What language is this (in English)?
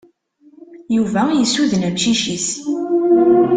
Kabyle